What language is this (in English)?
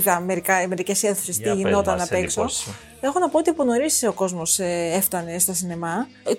Greek